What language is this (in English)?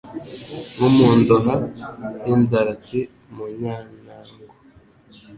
Kinyarwanda